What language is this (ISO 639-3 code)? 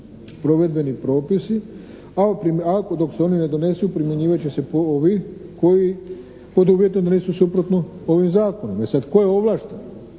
hrv